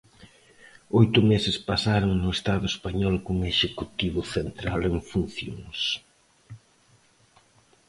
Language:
Galician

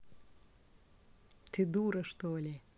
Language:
Russian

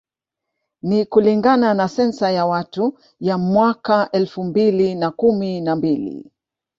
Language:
Swahili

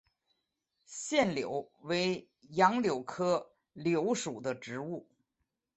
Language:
Chinese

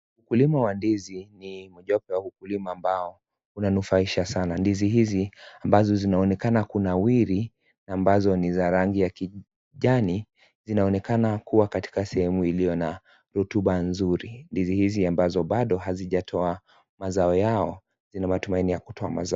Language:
Swahili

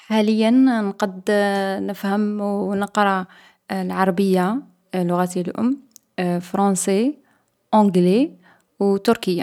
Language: Algerian Arabic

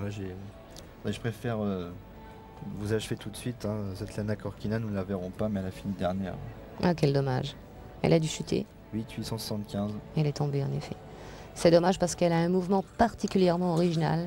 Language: French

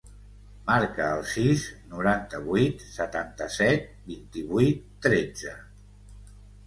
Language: Catalan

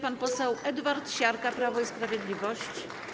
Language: Polish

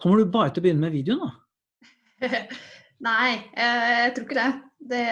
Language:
Norwegian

